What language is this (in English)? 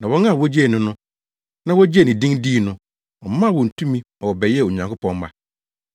Akan